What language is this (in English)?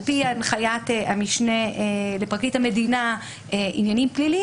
Hebrew